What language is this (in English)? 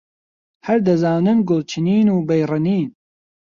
Central Kurdish